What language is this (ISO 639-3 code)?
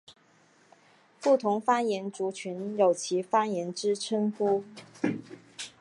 zho